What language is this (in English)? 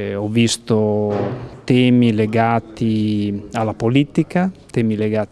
Italian